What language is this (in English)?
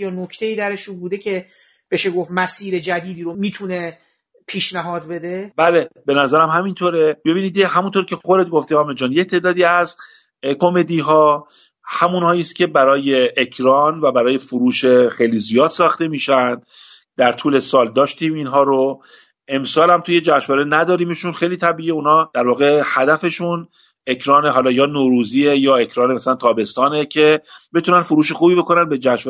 Persian